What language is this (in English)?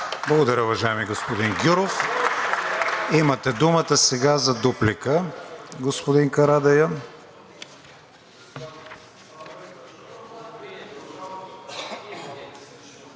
Bulgarian